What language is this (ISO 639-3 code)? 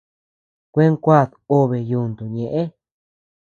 cux